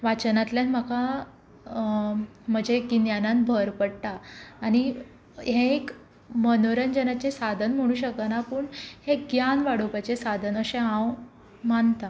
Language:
Konkani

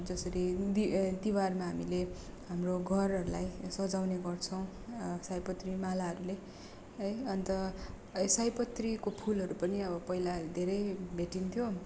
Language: Nepali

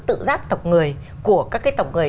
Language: Vietnamese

